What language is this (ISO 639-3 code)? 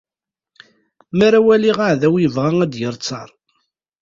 kab